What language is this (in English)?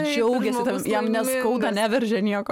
Lithuanian